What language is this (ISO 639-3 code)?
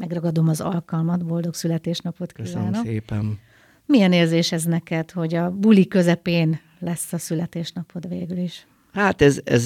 hun